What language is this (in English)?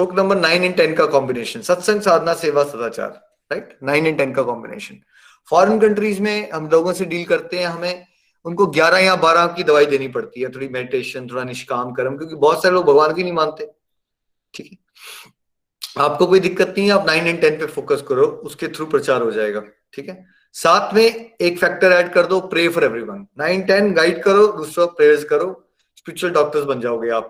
Hindi